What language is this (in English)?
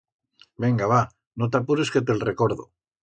Aragonese